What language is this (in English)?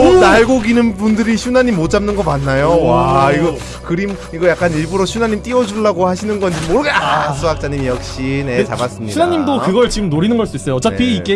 Korean